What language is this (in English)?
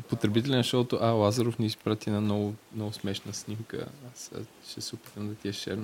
Bulgarian